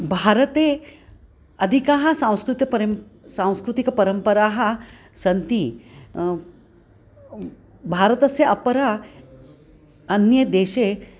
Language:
Sanskrit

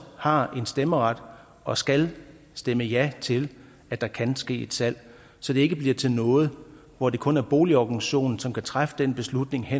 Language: Danish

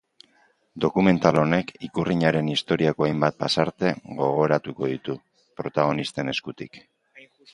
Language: Basque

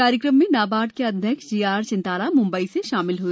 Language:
Hindi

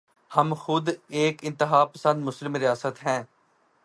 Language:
Urdu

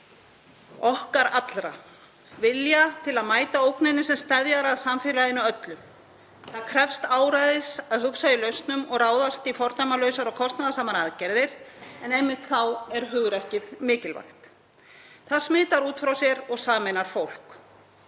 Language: Icelandic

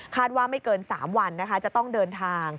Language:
Thai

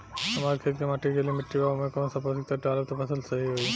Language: Bhojpuri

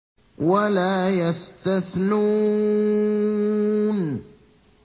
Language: Arabic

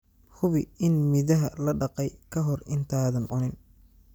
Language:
Somali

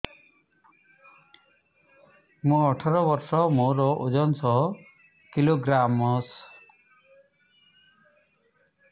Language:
Odia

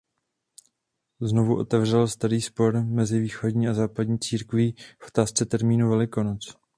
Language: Czech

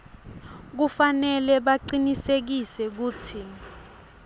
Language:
Swati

